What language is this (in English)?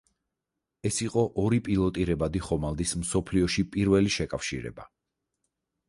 Georgian